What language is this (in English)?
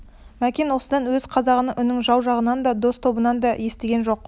Kazakh